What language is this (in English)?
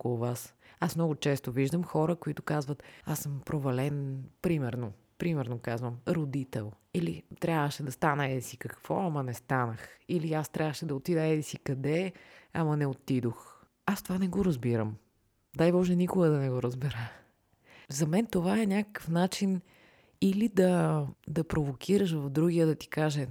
Bulgarian